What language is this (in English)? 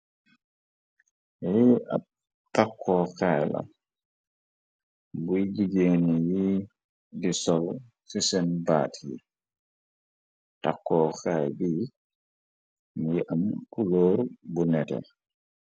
Wolof